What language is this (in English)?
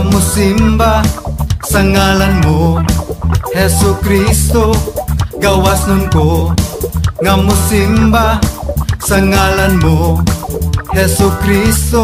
Thai